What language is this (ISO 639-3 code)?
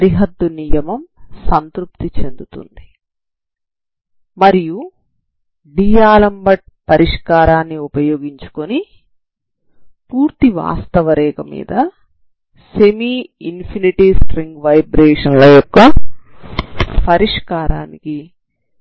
tel